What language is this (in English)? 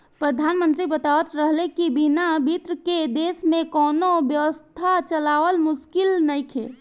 Bhojpuri